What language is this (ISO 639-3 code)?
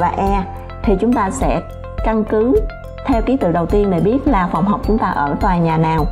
vie